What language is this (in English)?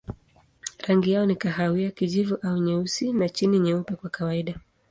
Swahili